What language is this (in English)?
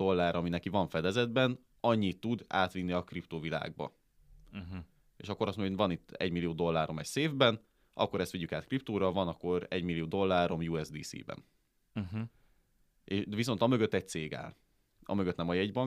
Hungarian